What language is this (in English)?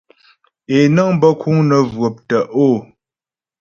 Ghomala